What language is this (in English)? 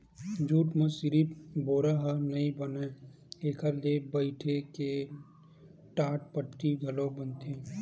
Chhattisgarhi